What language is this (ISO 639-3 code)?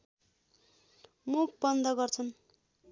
nep